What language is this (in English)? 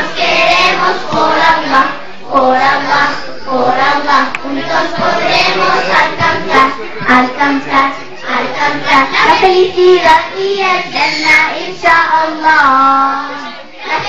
Arabic